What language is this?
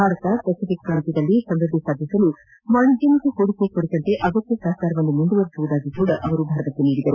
Kannada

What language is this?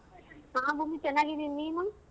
Kannada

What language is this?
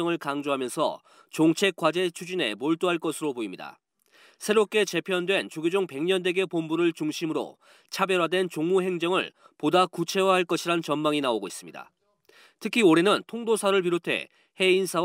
Korean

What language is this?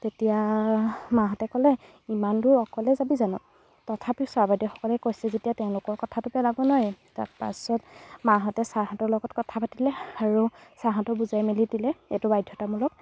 Assamese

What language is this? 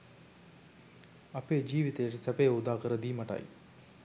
Sinhala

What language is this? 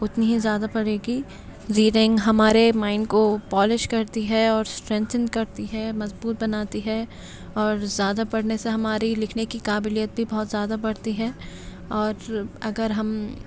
Urdu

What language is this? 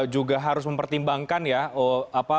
Indonesian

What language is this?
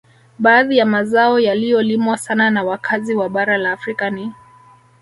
Swahili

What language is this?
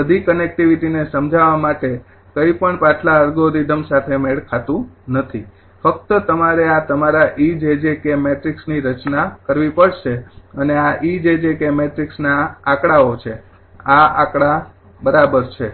Gujarati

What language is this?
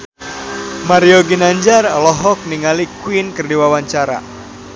Sundanese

